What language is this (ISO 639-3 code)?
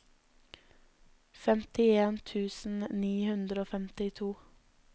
nor